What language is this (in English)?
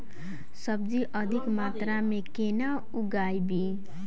Maithili